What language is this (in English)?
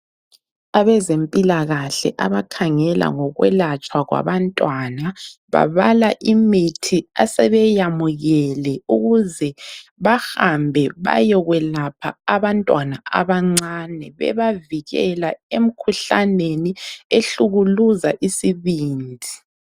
North Ndebele